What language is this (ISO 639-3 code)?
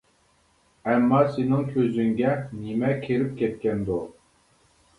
uig